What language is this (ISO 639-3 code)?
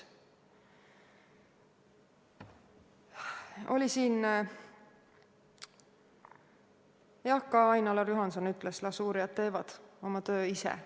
est